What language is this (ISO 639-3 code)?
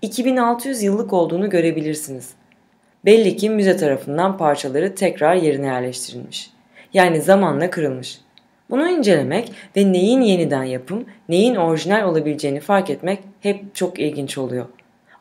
tur